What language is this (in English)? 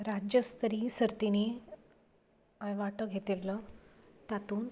Konkani